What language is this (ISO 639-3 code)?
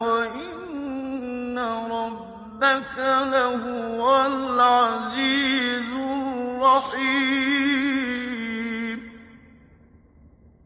ara